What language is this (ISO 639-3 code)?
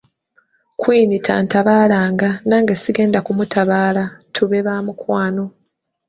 lug